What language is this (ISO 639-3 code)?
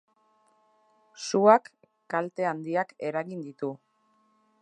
eus